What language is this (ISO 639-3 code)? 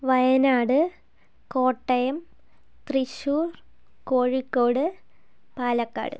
mal